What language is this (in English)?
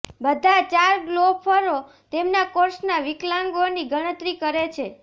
Gujarati